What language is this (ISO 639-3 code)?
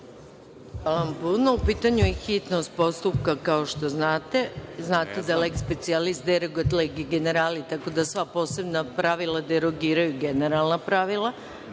srp